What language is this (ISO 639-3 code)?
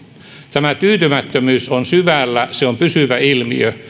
fin